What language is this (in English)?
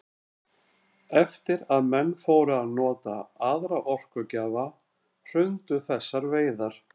Icelandic